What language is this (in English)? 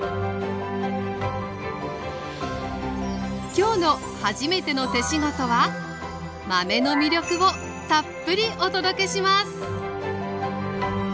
Japanese